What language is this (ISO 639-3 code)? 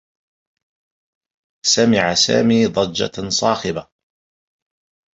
ara